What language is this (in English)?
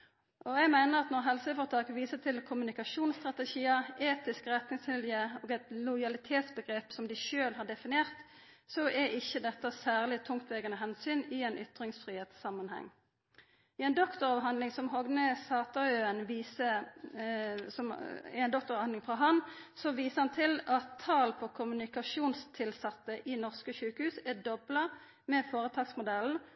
Norwegian Nynorsk